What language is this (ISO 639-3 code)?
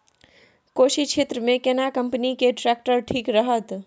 mai